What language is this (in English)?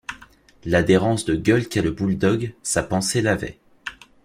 French